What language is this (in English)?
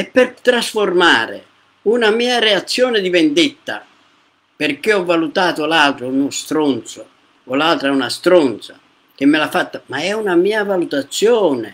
Italian